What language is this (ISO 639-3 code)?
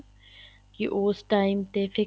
pan